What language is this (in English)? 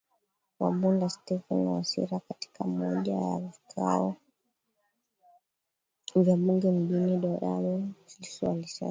Swahili